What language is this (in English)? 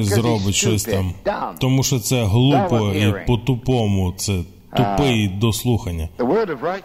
Ukrainian